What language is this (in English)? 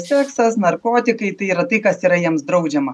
Lithuanian